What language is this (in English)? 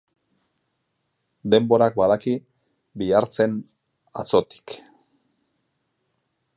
Basque